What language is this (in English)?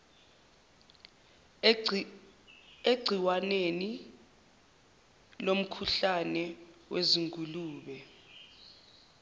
Zulu